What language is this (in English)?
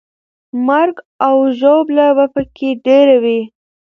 Pashto